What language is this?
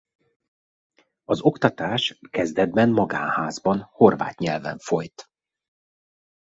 Hungarian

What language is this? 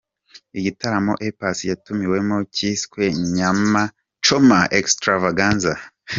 Kinyarwanda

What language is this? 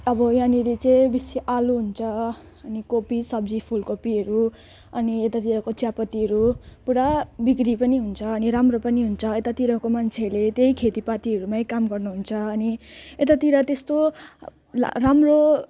Nepali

